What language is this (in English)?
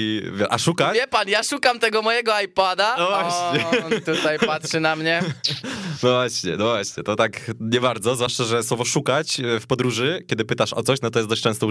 Polish